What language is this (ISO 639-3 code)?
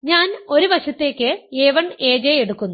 mal